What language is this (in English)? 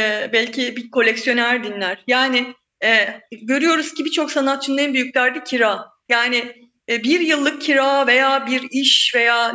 Turkish